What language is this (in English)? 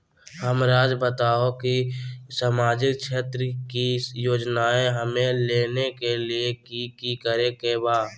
Magahi